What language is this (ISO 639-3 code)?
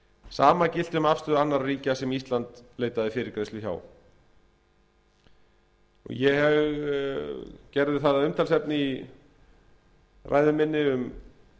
isl